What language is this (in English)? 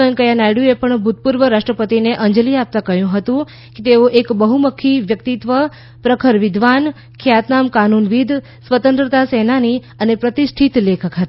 Gujarati